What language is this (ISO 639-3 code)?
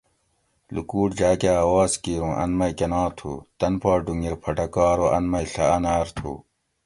gwc